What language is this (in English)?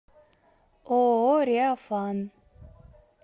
Russian